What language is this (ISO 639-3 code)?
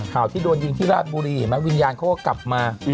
tha